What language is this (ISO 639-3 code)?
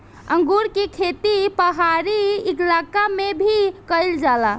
bho